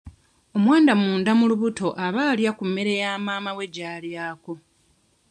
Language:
Ganda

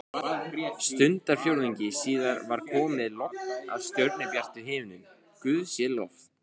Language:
Icelandic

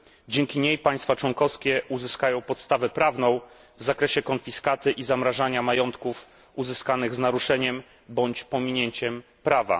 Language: Polish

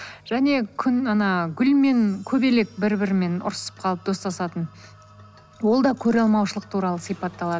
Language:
Kazakh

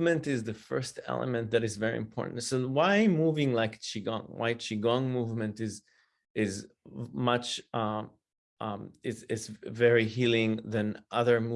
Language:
English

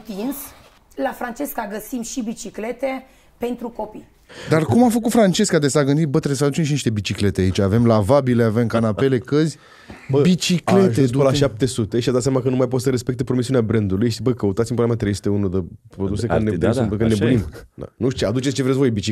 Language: Romanian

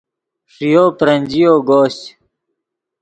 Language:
Yidgha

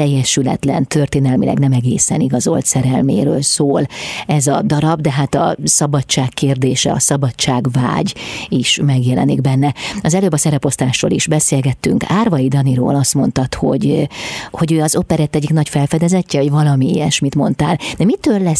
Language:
Hungarian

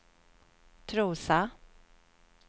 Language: Swedish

